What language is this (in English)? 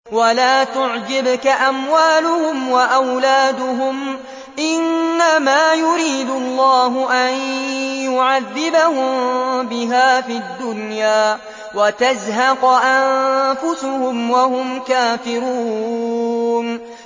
Arabic